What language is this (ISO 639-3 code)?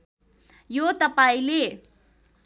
nep